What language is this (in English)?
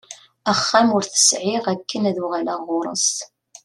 Kabyle